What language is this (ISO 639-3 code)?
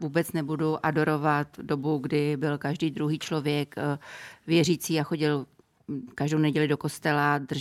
ces